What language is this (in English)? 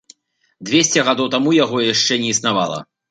Belarusian